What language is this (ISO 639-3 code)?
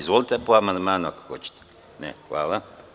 srp